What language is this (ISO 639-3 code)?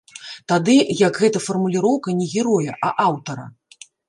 bel